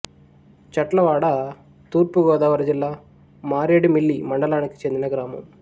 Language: Telugu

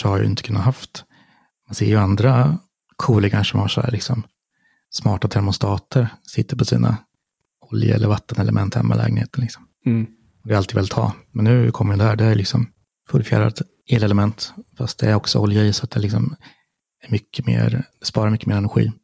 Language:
Swedish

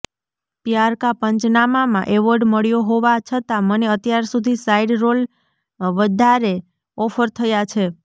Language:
Gujarati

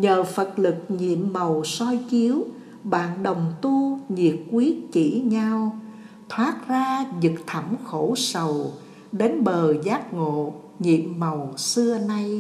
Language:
Vietnamese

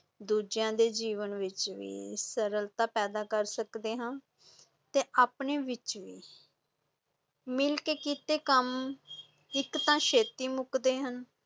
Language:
Punjabi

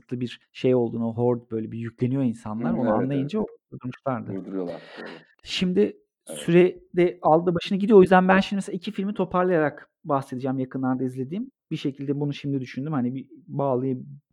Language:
Turkish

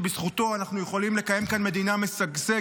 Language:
Hebrew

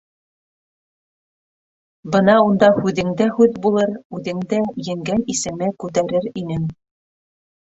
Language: Bashkir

